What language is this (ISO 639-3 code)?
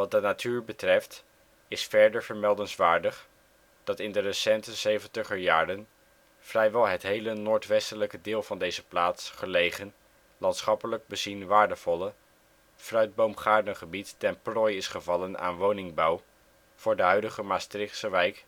nld